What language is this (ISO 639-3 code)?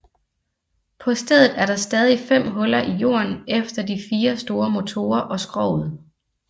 dan